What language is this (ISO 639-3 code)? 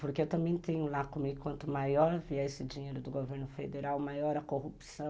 por